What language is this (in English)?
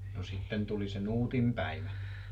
Finnish